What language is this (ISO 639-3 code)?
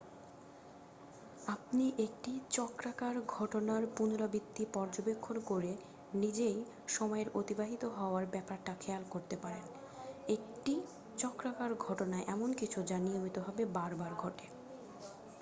ben